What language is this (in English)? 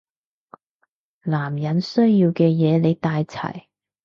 Cantonese